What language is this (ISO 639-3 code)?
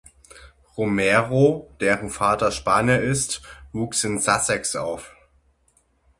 deu